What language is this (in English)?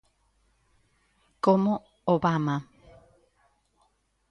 Galician